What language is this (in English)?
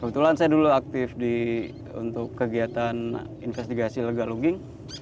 Indonesian